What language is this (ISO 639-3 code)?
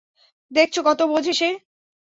ben